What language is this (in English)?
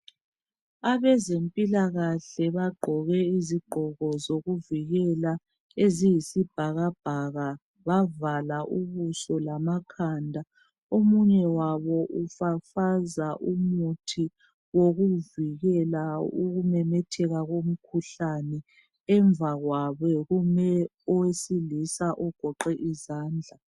North Ndebele